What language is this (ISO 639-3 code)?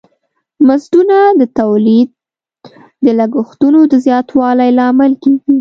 pus